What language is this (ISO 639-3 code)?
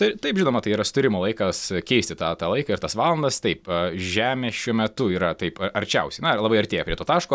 lit